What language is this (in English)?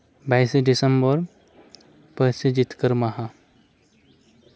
Santali